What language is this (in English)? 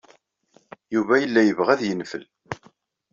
Kabyle